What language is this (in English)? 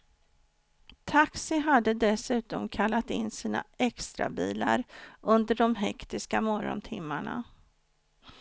Swedish